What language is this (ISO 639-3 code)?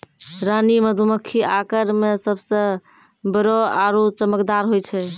mai